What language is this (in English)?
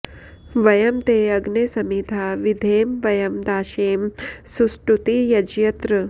Sanskrit